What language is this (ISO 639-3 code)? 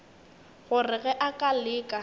nso